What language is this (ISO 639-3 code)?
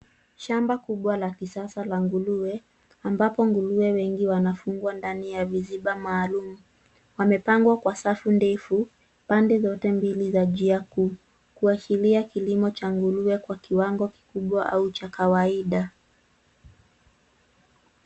swa